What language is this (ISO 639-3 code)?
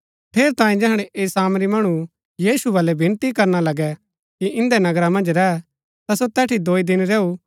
gbk